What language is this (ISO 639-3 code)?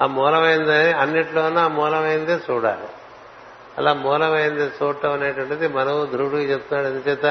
tel